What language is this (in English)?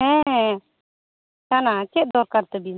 Santali